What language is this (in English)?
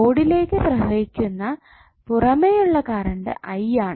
Malayalam